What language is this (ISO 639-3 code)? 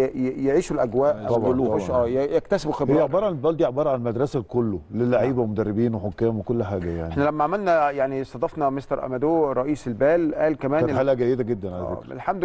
ara